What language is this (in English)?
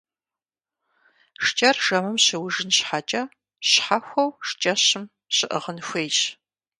Kabardian